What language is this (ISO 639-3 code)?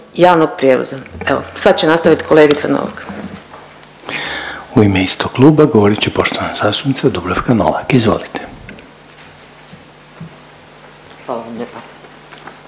hrv